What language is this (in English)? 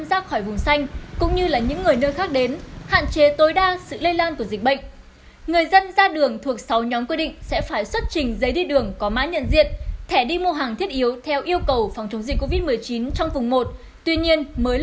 Vietnamese